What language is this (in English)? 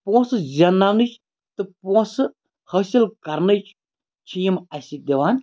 Kashmiri